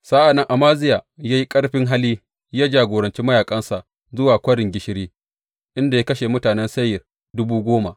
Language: Hausa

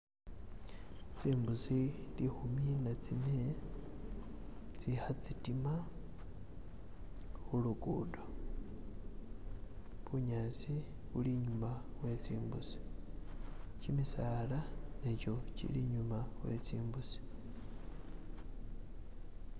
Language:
Masaaba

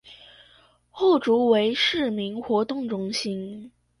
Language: Chinese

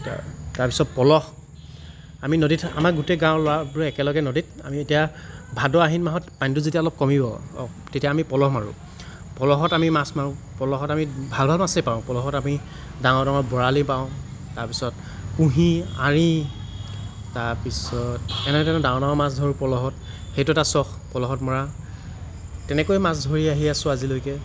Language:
Assamese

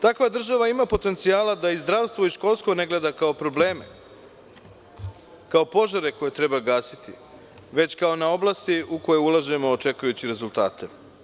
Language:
Serbian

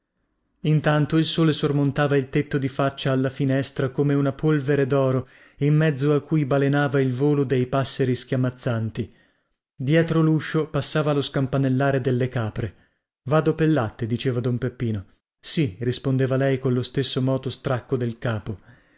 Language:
Italian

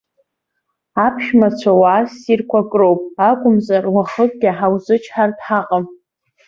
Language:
Abkhazian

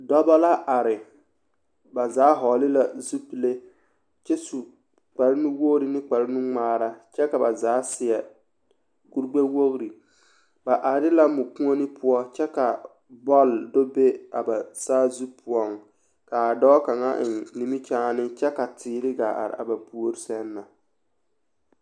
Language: Southern Dagaare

